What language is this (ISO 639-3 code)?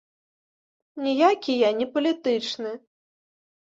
bel